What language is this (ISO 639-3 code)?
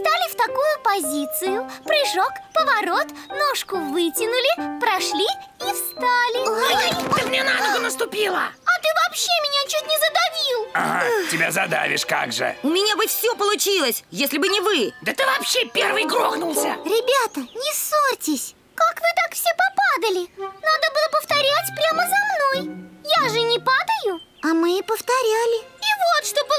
rus